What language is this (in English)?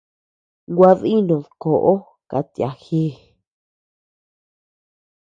Tepeuxila Cuicatec